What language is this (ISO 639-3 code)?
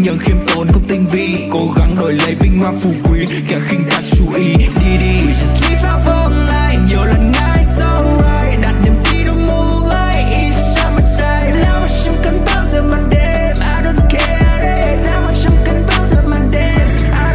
vie